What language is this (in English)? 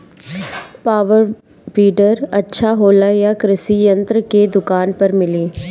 Bhojpuri